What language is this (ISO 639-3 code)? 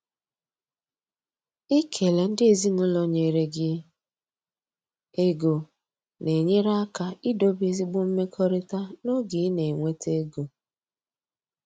ibo